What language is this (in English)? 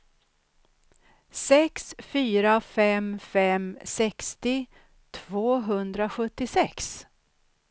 Swedish